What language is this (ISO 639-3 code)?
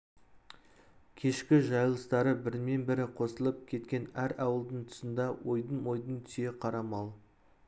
kaz